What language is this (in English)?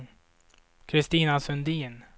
Swedish